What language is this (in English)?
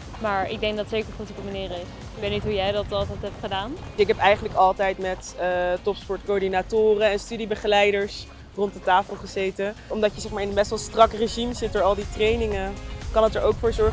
Dutch